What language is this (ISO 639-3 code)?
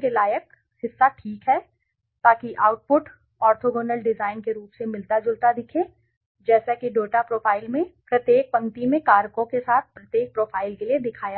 hin